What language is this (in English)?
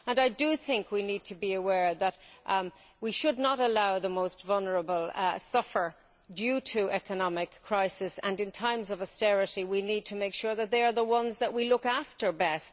English